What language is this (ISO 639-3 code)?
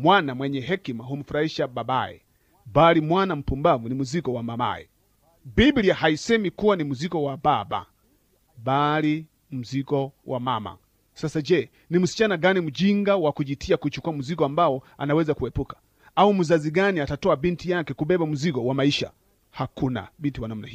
swa